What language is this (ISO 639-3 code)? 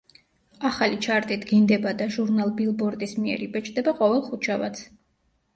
kat